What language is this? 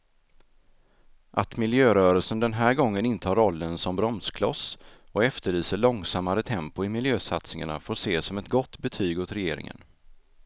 Swedish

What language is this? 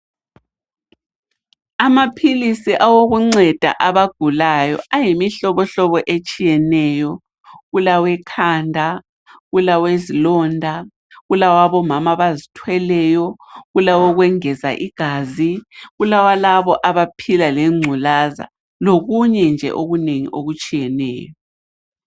North Ndebele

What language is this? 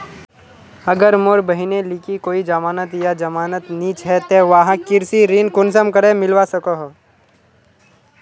Magahi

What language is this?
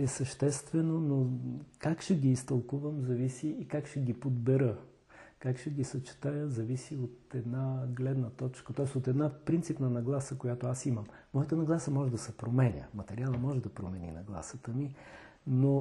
Bulgarian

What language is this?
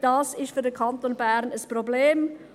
Swiss German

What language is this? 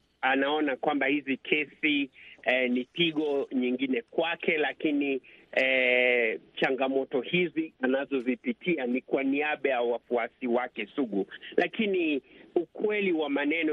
Swahili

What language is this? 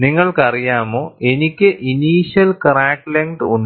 Malayalam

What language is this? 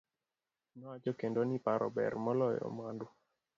Luo (Kenya and Tanzania)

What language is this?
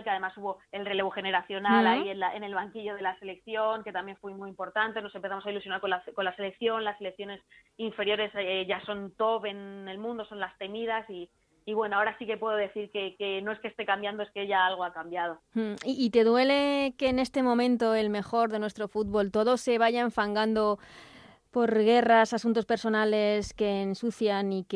Spanish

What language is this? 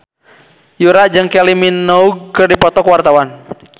Sundanese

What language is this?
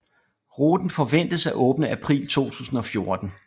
Danish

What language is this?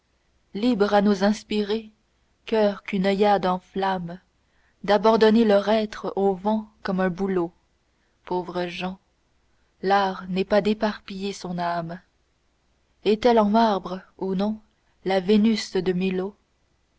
French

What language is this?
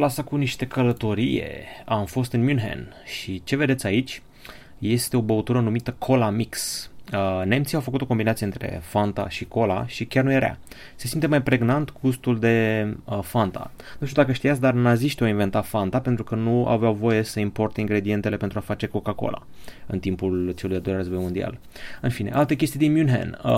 Romanian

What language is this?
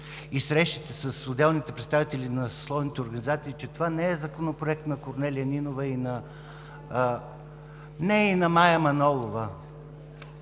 Bulgarian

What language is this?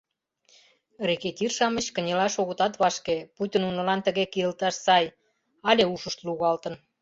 Mari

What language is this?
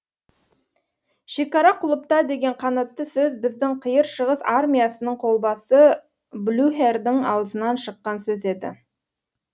Kazakh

